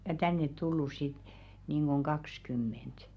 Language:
Finnish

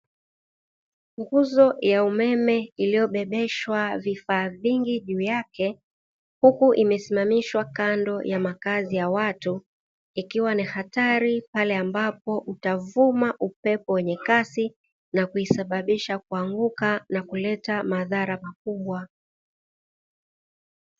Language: Swahili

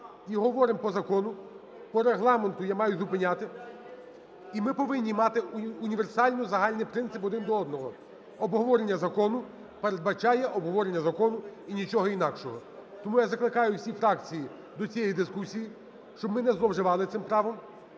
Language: Ukrainian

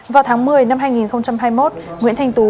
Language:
Vietnamese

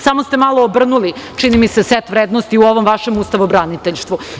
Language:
Serbian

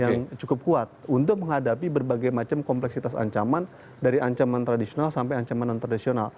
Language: Indonesian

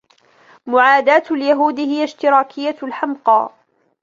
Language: Arabic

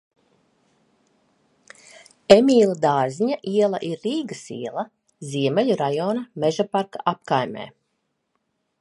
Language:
Latvian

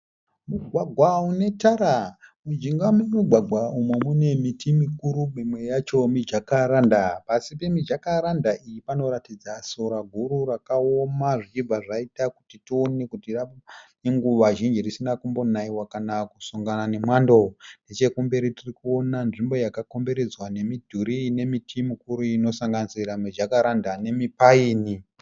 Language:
Shona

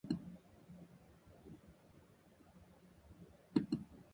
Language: Japanese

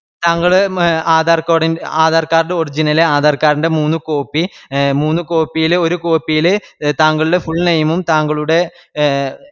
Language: Malayalam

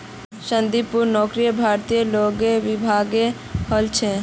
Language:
Magahi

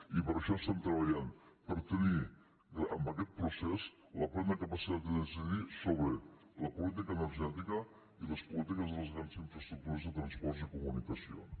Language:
Catalan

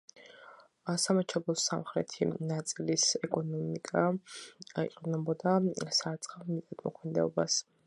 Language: Georgian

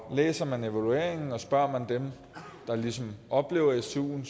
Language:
Danish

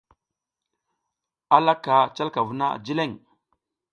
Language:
South Giziga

